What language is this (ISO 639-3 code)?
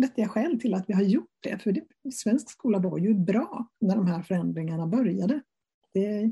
swe